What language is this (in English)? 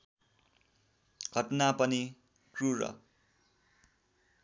Nepali